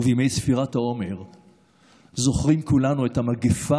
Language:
Hebrew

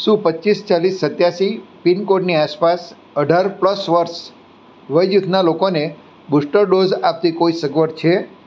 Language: Gujarati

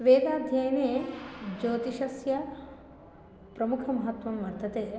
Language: Sanskrit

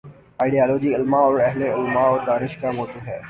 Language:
Urdu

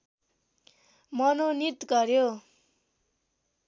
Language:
Nepali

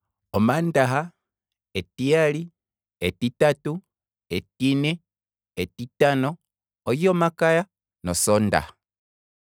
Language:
Kwambi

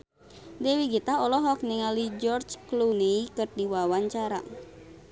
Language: Sundanese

